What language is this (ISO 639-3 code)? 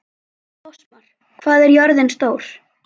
isl